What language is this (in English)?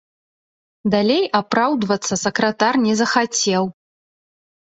Belarusian